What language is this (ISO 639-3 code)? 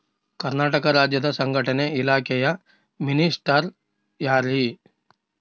kan